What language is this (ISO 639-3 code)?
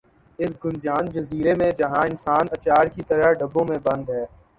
urd